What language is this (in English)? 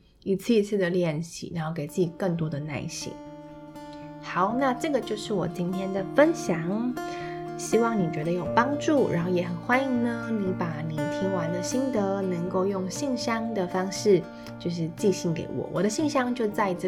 Chinese